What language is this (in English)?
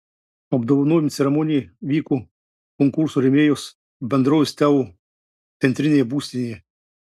Lithuanian